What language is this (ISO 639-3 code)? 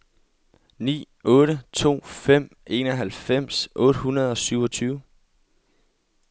dan